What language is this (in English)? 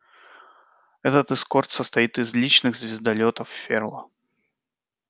Russian